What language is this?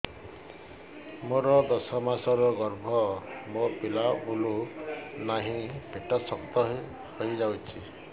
Odia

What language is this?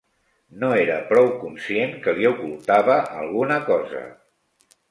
Catalan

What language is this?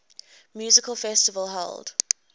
English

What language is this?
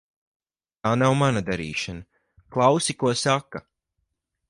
Latvian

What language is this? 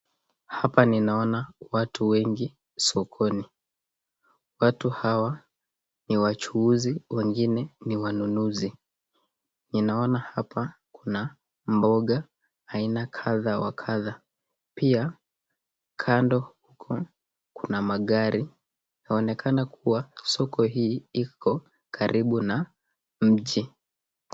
Swahili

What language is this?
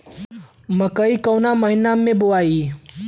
Bhojpuri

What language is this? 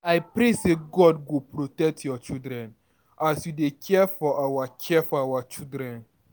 Nigerian Pidgin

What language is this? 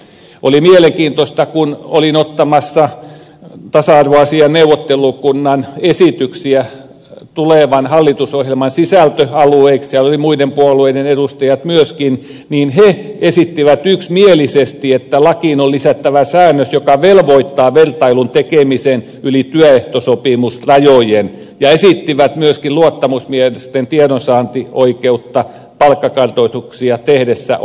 Finnish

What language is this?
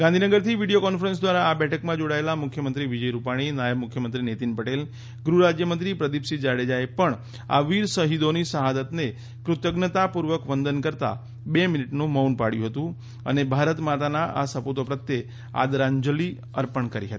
Gujarati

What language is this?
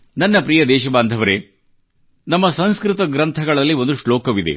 Kannada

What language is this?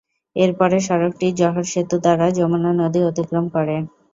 Bangla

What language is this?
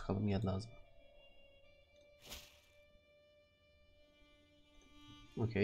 Turkish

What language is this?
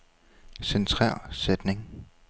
Danish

